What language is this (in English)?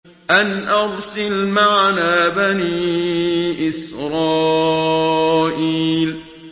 Arabic